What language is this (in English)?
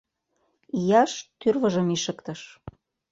Mari